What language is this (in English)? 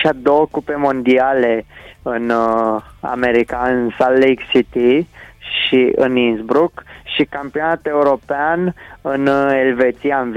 Romanian